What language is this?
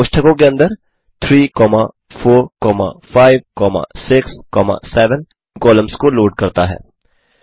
Hindi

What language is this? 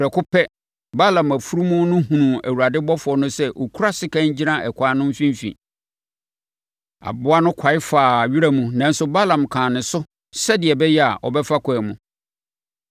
Akan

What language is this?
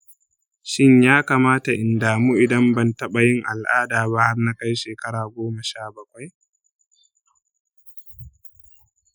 Hausa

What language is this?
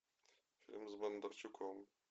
Russian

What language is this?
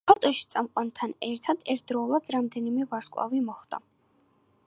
Georgian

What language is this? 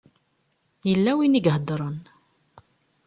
Kabyle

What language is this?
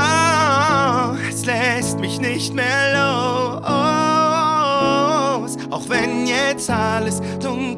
Dutch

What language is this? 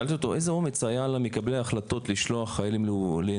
Hebrew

